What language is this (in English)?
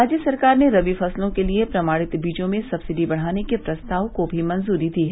Hindi